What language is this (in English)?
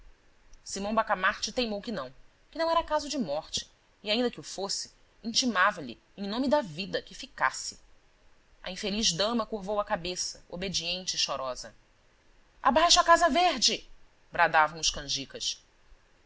Portuguese